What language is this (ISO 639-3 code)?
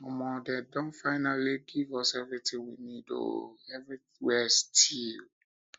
pcm